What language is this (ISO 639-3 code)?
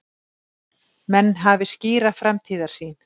isl